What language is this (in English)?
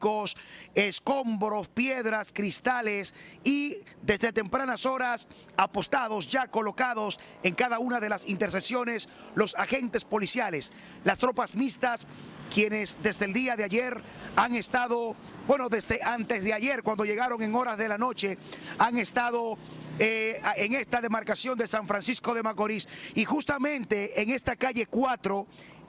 Spanish